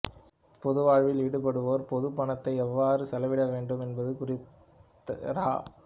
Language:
Tamil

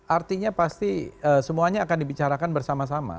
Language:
Indonesian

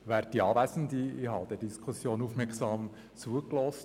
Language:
Swiss German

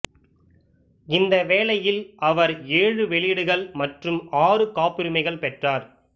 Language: Tamil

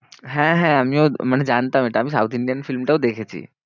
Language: Bangla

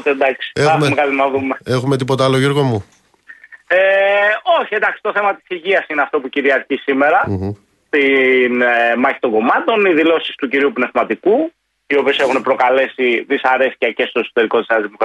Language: Greek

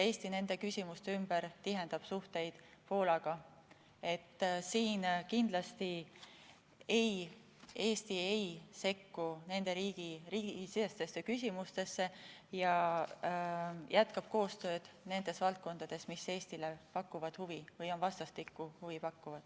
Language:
Estonian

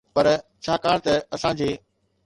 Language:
Sindhi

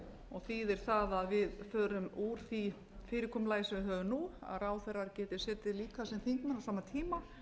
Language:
Icelandic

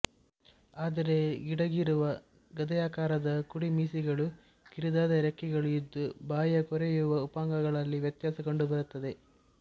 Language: Kannada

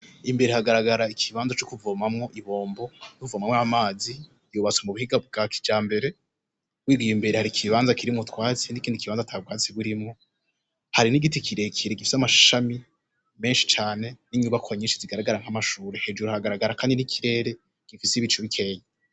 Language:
Rundi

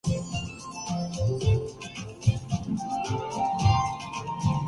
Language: Urdu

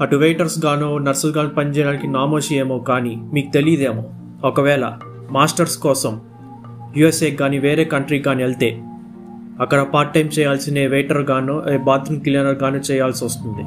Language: Telugu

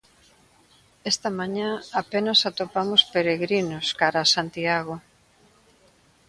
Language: Galician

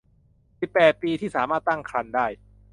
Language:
Thai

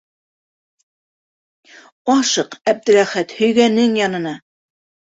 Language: Bashkir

